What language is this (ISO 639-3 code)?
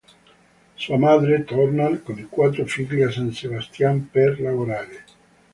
ita